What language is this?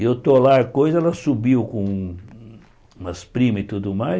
Portuguese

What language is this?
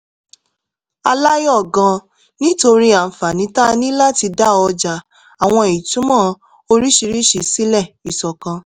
Yoruba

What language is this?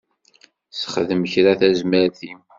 Kabyle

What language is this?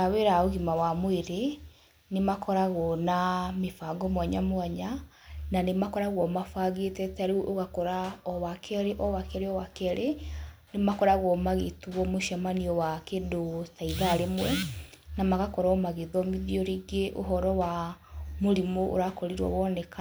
Kikuyu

